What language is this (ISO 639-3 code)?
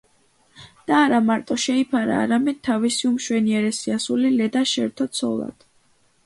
kat